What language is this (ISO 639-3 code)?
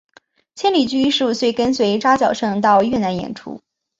zho